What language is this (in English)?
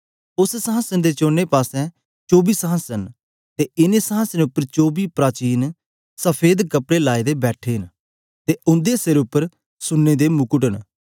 Dogri